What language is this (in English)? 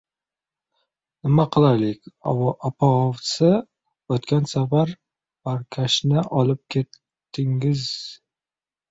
Uzbek